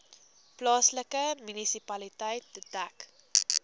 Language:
Afrikaans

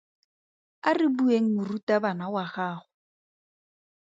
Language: Tswana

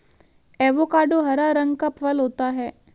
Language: Hindi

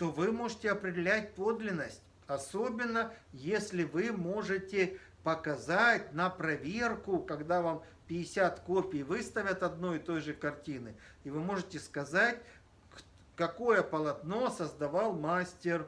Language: Russian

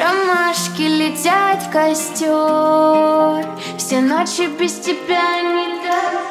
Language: Russian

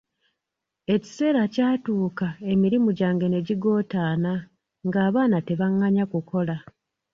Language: Ganda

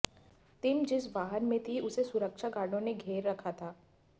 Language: Hindi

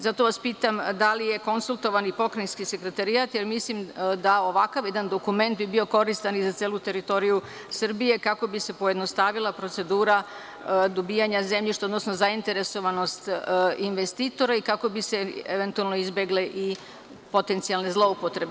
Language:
Serbian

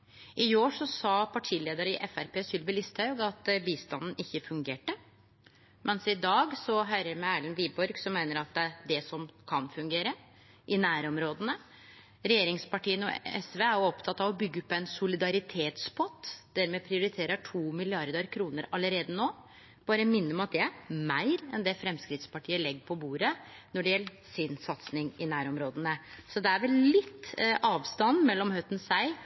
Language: Norwegian Nynorsk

